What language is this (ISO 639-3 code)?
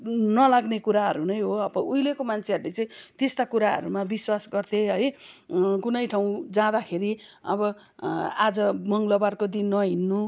nep